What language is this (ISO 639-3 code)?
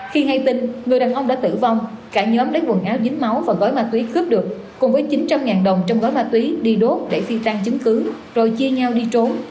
vie